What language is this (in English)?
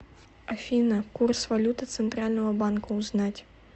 Russian